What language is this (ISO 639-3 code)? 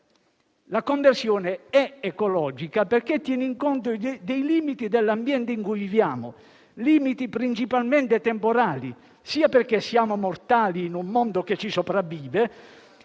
ita